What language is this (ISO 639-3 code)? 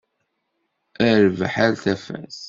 kab